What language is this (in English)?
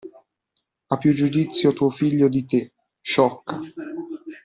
Italian